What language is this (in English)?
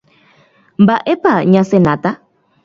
Guarani